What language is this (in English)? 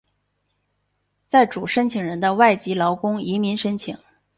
Chinese